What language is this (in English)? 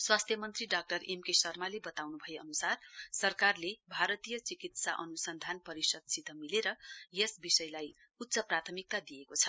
Nepali